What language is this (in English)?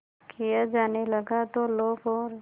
Hindi